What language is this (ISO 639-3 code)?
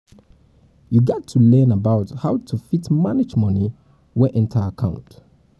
pcm